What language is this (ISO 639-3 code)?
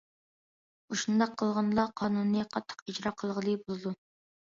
uig